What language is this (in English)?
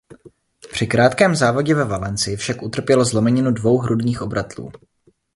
Czech